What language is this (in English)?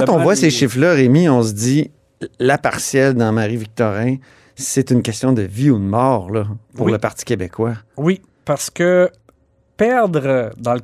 French